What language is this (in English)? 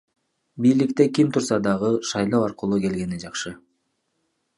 Kyrgyz